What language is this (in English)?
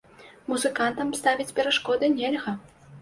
Belarusian